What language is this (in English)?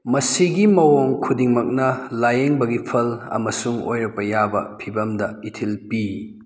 Manipuri